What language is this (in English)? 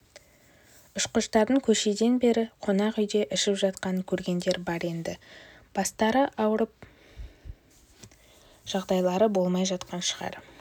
Kazakh